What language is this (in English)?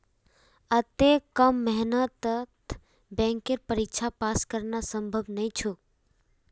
Magahi